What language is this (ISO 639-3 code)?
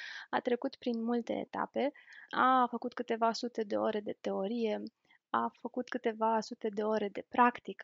ron